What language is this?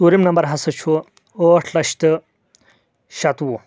Kashmiri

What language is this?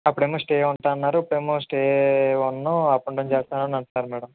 Telugu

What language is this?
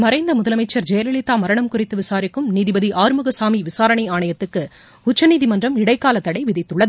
Tamil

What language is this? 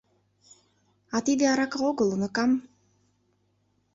Mari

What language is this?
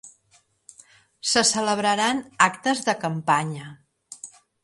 Catalan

